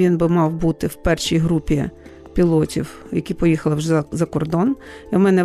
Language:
Ukrainian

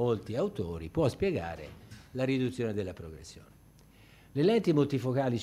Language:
Italian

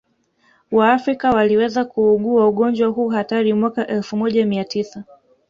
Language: Swahili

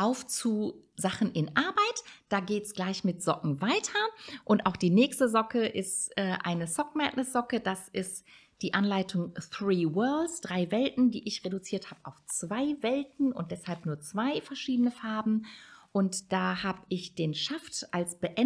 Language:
German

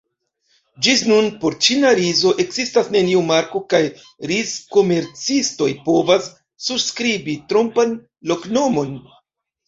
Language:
Esperanto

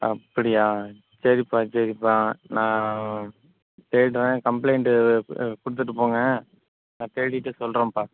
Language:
Tamil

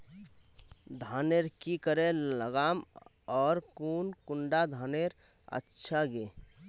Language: Magahi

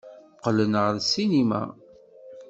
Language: Kabyle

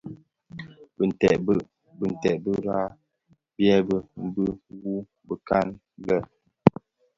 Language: Bafia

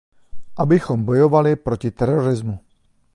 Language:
Czech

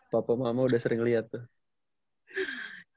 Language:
Indonesian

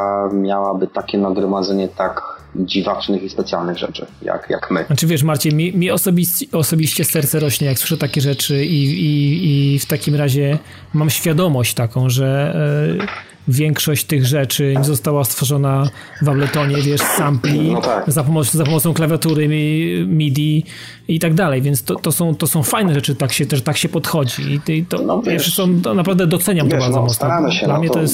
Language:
Polish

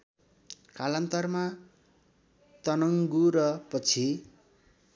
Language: Nepali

